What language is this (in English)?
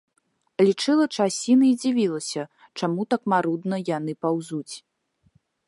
Belarusian